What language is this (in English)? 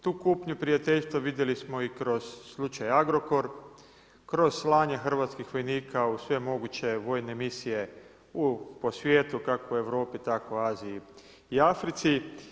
Croatian